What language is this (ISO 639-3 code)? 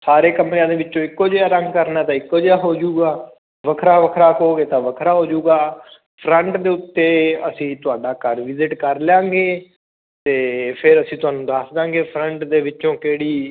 pan